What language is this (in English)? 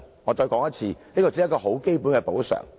Cantonese